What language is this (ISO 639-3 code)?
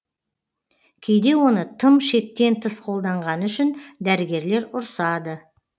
kaz